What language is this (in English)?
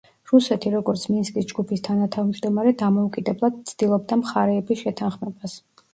Georgian